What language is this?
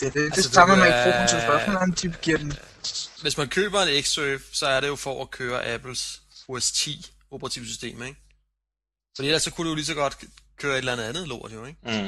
Danish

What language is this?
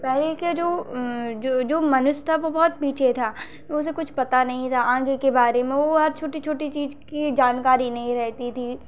Hindi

